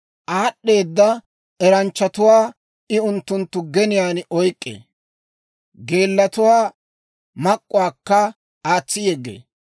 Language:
Dawro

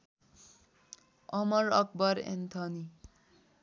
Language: Nepali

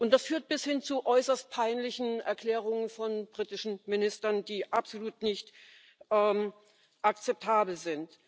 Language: German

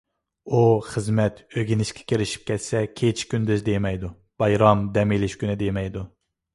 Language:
Uyghur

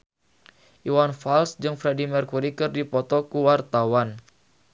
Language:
Sundanese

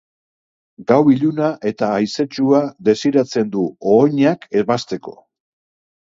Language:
Basque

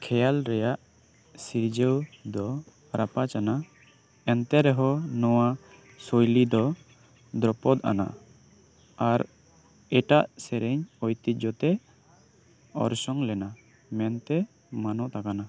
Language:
Santali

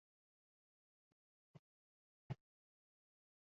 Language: Uzbek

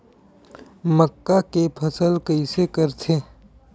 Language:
Chhattisgarhi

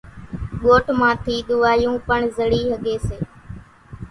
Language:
Kachi Koli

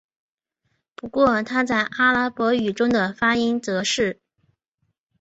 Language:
Chinese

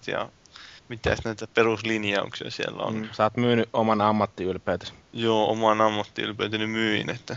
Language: Finnish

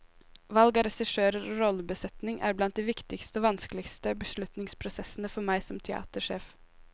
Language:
Norwegian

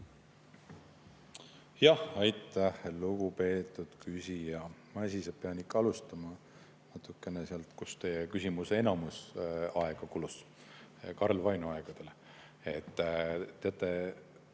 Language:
Estonian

